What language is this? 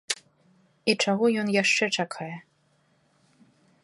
Belarusian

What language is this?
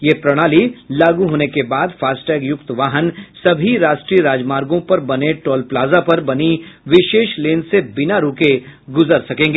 Hindi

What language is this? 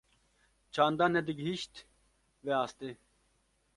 Kurdish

